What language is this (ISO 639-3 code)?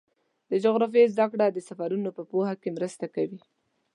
pus